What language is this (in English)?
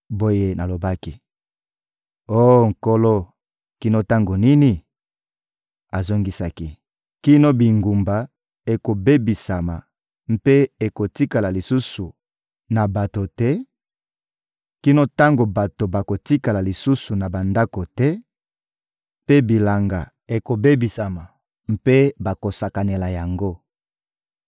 Lingala